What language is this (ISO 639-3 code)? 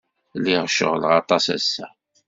kab